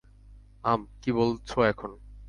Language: Bangla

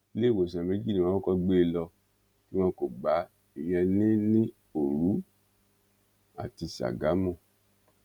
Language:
Yoruba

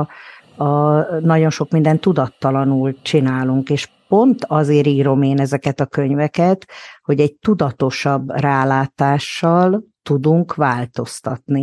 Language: Hungarian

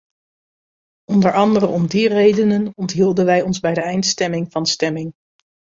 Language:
Dutch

